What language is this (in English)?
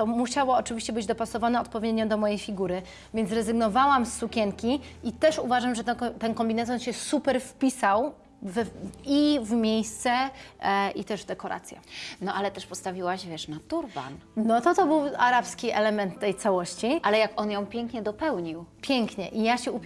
Polish